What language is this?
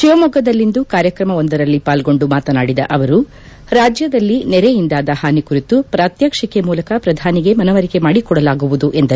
Kannada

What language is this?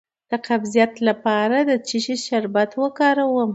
Pashto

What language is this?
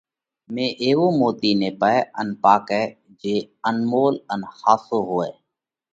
Parkari Koli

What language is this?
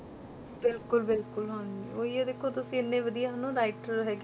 Punjabi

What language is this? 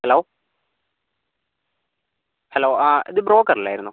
Malayalam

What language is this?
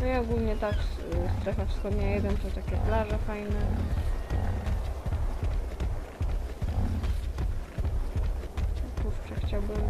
Polish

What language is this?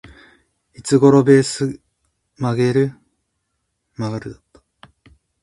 Japanese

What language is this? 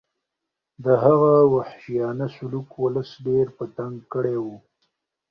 Pashto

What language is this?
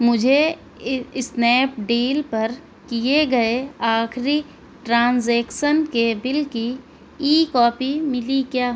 Urdu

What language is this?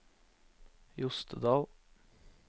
Norwegian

